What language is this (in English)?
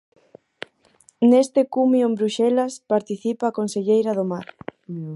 Galician